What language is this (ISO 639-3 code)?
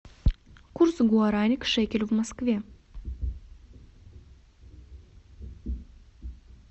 rus